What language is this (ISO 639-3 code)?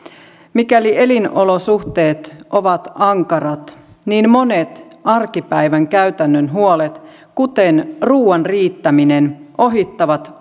fin